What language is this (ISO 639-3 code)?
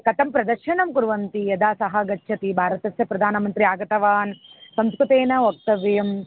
san